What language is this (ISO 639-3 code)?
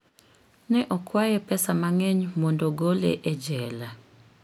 luo